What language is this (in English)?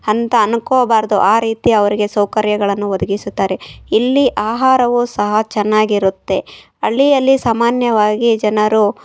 Kannada